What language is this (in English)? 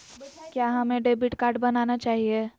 Magahi